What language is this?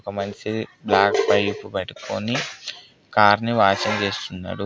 Telugu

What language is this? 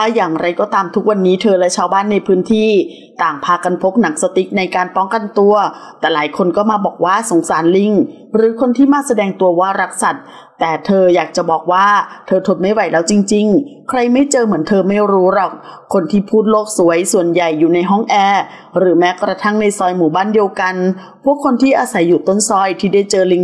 Thai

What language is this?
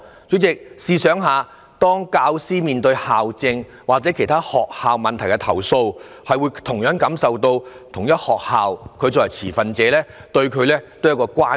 Cantonese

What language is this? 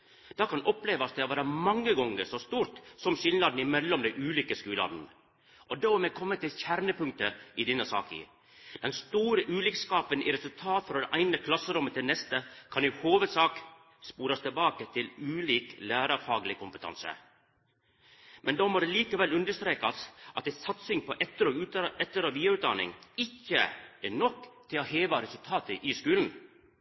Norwegian Nynorsk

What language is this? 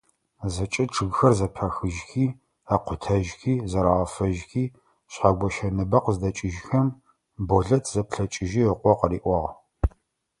Adyghe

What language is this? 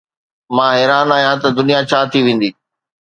Sindhi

